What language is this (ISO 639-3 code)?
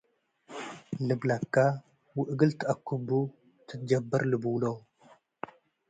tig